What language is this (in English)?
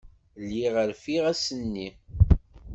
Kabyle